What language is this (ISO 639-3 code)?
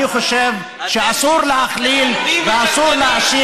heb